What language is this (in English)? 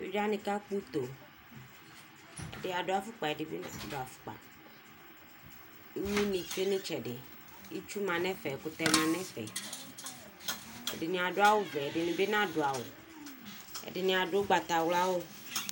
Ikposo